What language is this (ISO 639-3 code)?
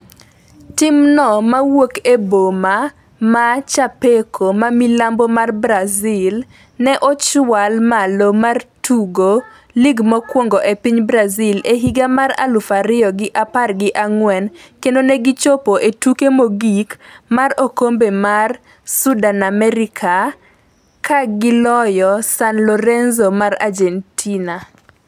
luo